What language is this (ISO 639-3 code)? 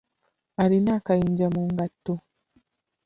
lug